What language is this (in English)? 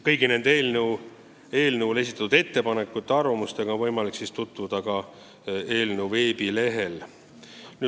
Estonian